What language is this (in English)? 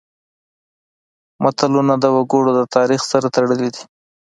Pashto